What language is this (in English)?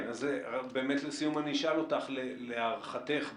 Hebrew